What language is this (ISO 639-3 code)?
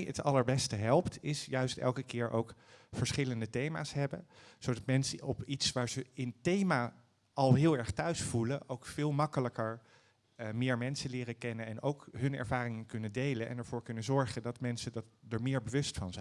nld